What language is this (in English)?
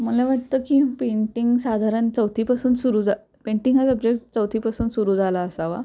Marathi